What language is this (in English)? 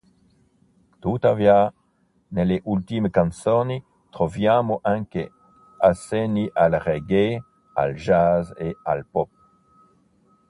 Italian